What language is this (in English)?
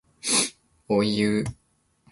Japanese